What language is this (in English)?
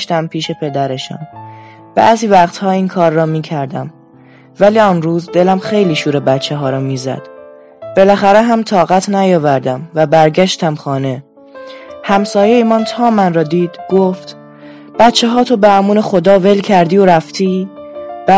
Persian